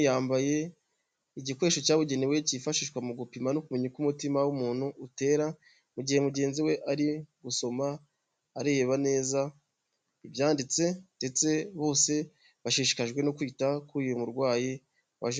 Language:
Kinyarwanda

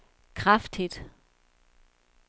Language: Danish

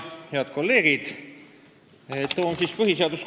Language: Estonian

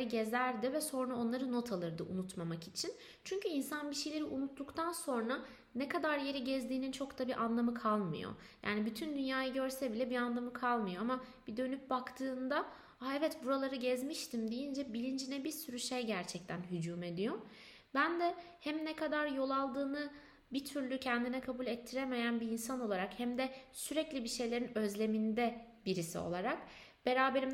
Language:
Turkish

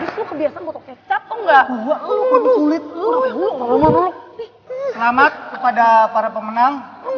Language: Indonesian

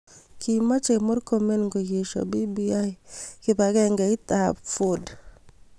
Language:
Kalenjin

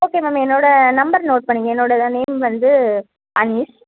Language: Tamil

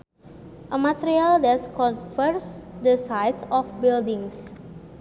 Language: Sundanese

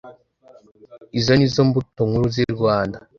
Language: Kinyarwanda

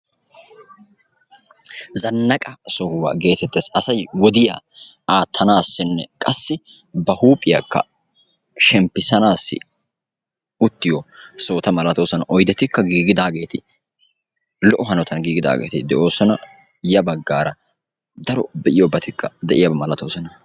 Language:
Wolaytta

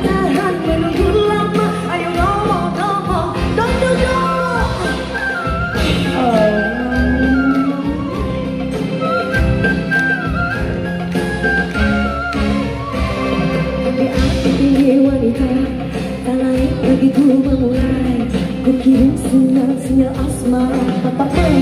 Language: Indonesian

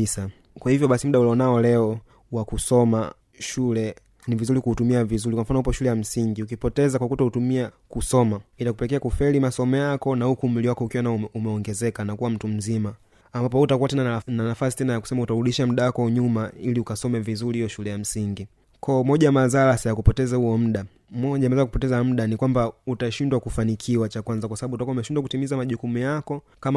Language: Swahili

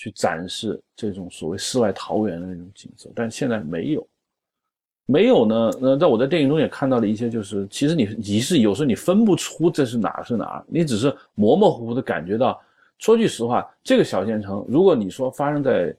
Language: Chinese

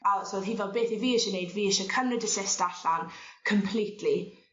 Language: Welsh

